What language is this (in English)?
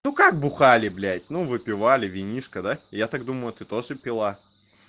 Russian